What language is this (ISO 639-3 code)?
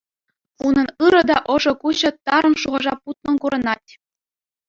chv